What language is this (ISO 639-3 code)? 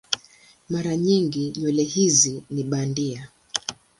swa